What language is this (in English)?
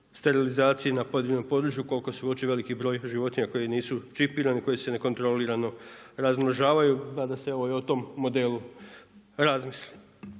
Croatian